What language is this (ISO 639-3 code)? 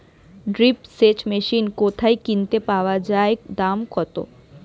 ben